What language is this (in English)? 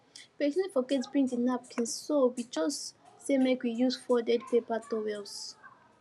Nigerian Pidgin